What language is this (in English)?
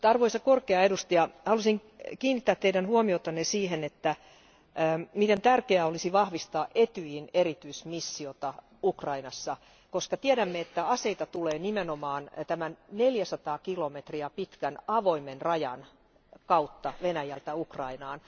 Finnish